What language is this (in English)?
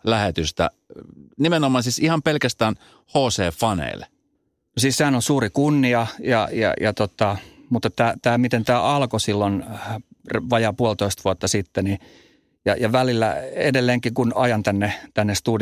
Finnish